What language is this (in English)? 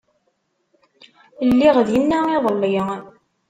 Kabyle